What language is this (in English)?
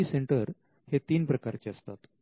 Marathi